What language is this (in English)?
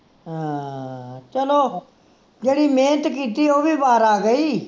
Punjabi